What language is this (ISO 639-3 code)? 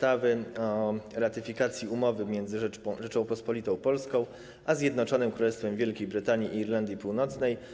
pol